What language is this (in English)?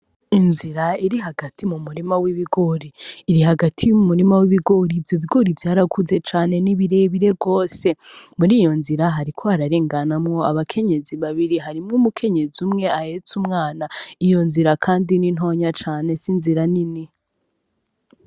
Rundi